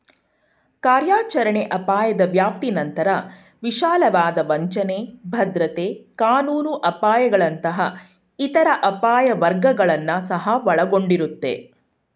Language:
Kannada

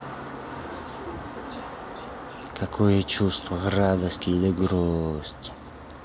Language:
Russian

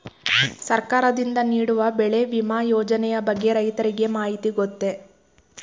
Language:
Kannada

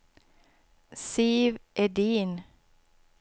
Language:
Swedish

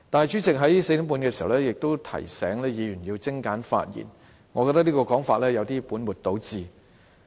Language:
Cantonese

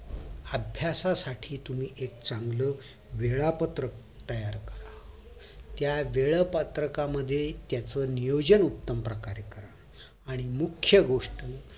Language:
Marathi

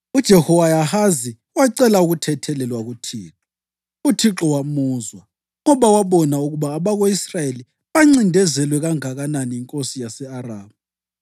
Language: North Ndebele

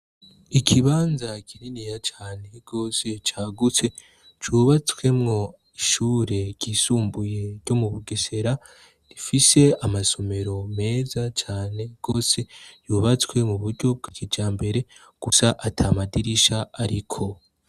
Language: Rundi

